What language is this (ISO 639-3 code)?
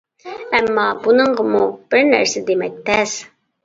uig